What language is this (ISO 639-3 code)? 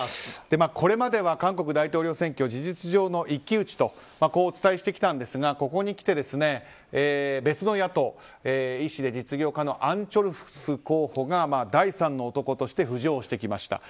jpn